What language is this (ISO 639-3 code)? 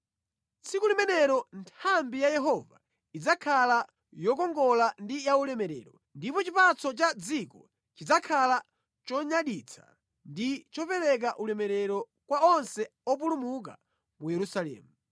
nya